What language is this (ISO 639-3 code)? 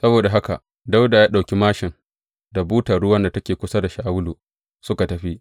hau